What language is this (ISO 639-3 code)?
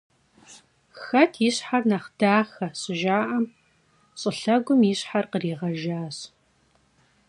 kbd